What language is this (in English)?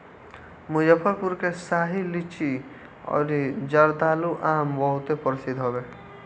Bhojpuri